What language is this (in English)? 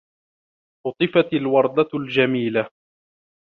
Arabic